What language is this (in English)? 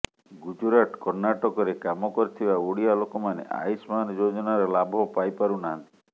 Odia